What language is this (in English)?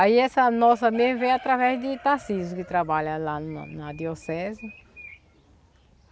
Portuguese